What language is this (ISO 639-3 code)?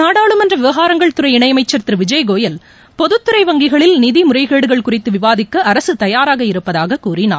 tam